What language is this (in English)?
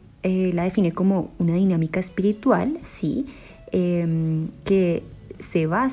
Spanish